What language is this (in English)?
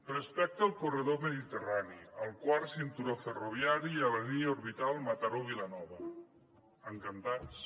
Catalan